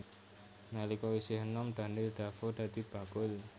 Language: Javanese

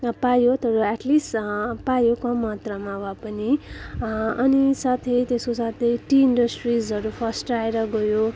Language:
Nepali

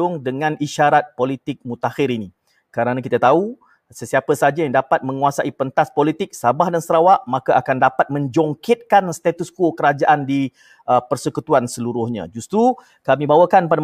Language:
Malay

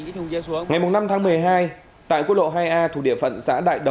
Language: Vietnamese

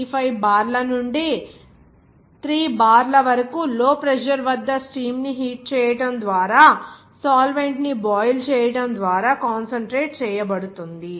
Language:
Telugu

